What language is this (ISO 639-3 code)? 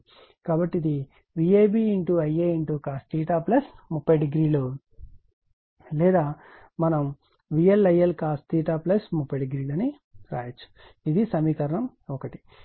tel